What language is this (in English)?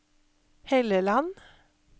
Norwegian